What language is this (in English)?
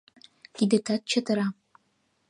Mari